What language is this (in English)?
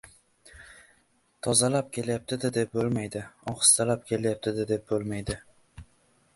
Uzbek